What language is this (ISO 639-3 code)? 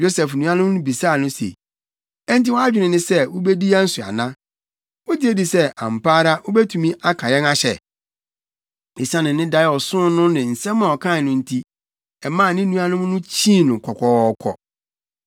aka